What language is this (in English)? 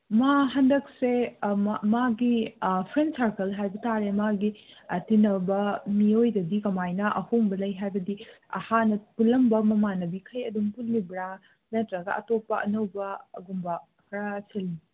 Manipuri